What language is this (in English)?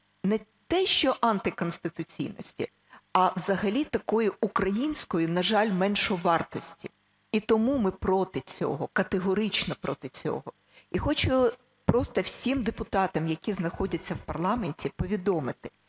Ukrainian